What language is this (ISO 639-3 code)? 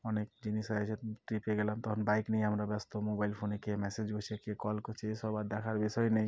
ben